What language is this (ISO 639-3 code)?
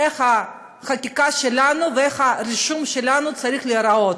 heb